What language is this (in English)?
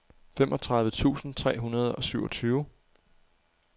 Danish